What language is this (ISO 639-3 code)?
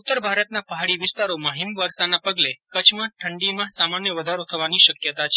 guj